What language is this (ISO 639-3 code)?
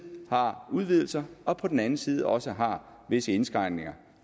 dan